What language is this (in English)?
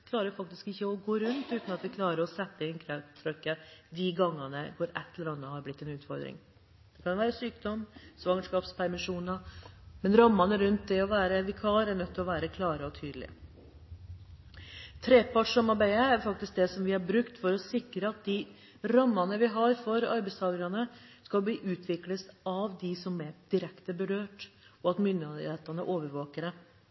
Norwegian Bokmål